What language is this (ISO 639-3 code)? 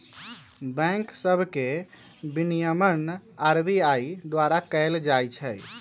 mag